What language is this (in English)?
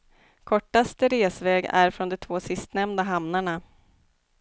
Swedish